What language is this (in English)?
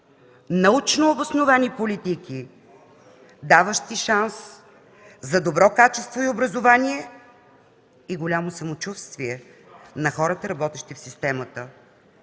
Bulgarian